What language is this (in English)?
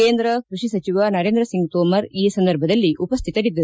Kannada